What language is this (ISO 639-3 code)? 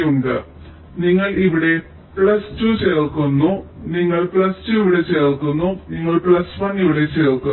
mal